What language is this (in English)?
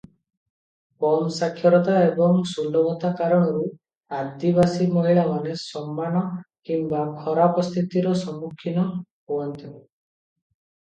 Odia